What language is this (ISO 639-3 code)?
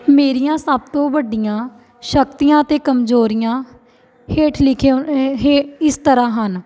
pan